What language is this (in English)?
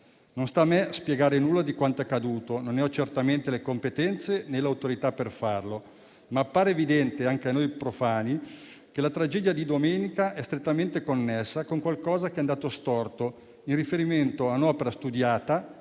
Italian